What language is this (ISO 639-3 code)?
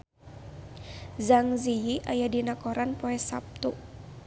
sun